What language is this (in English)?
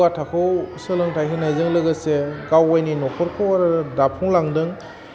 Bodo